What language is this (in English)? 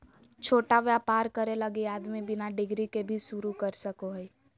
Magahi